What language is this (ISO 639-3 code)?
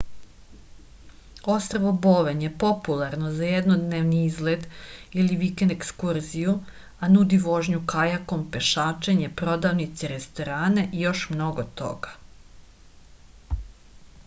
srp